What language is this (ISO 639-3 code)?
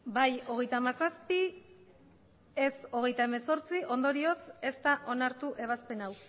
eus